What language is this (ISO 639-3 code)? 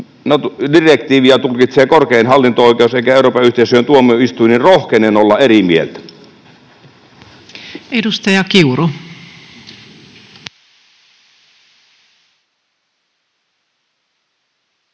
fin